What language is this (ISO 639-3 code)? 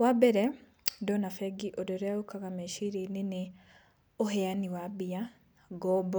kik